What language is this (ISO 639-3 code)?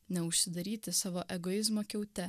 lit